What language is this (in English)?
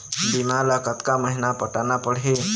Chhattisgarhi